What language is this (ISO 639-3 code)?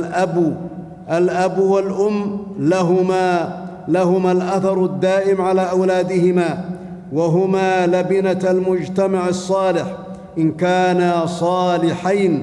ara